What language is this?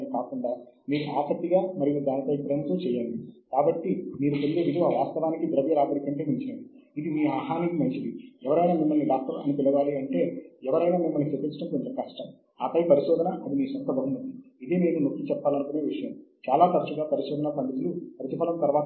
Telugu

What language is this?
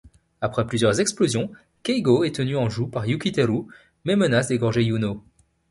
French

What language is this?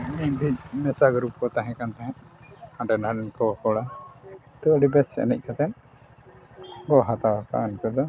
Santali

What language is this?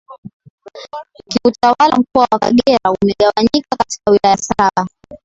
Swahili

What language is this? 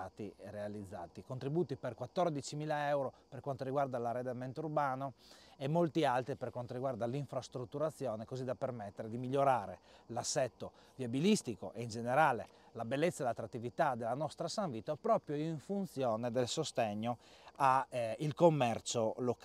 Italian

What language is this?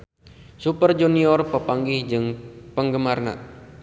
Sundanese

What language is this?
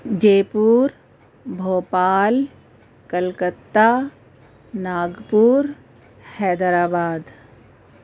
Urdu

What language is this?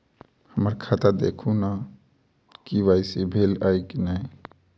Maithili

